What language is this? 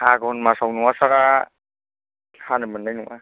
Bodo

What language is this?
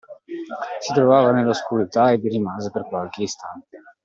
Italian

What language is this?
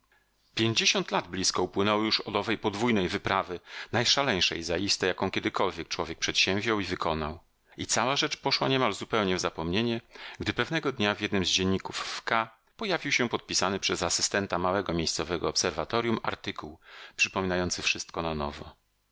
Polish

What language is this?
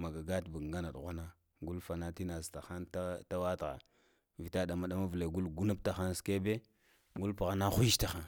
Lamang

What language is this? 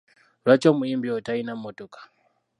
Ganda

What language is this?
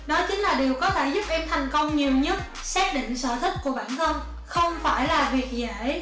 Vietnamese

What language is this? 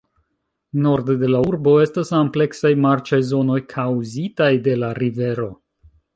Esperanto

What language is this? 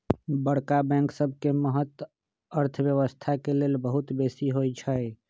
Magahi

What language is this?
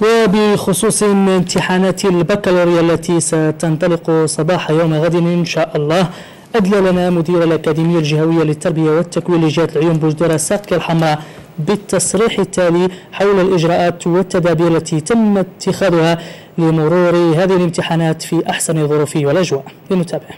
Arabic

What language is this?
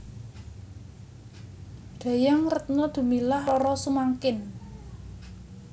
Javanese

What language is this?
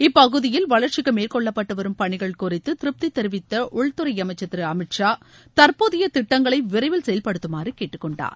Tamil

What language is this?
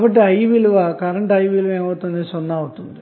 Telugu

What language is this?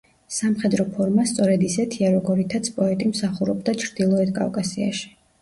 Georgian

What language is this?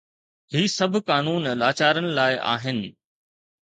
Sindhi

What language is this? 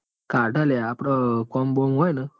Gujarati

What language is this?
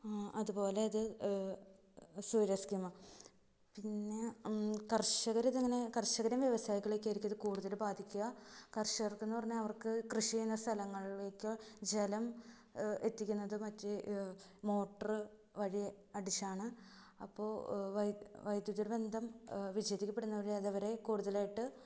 Malayalam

